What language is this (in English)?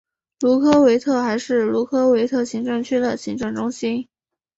Chinese